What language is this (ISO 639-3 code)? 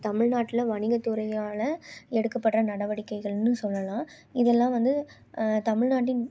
tam